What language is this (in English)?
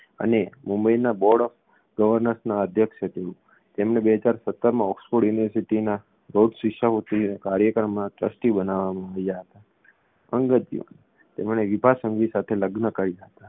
Gujarati